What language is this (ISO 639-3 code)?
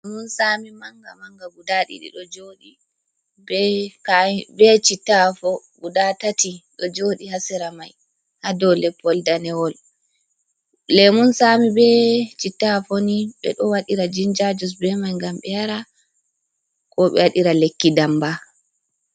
ful